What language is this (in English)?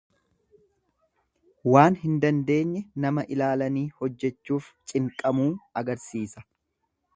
Oromo